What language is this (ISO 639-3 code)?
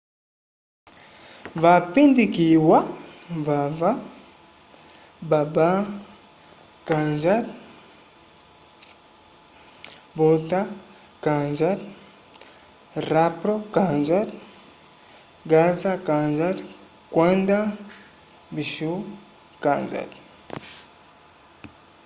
umb